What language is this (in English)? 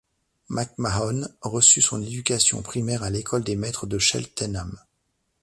French